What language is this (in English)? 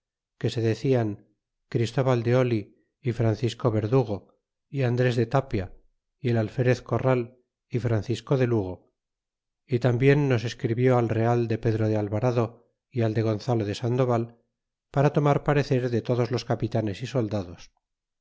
Spanish